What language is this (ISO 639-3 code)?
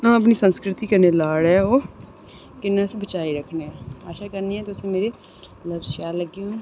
doi